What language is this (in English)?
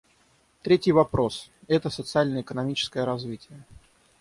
Russian